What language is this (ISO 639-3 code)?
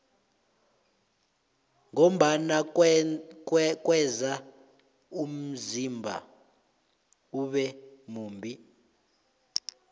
nbl